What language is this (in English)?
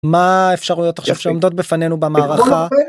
Hebrew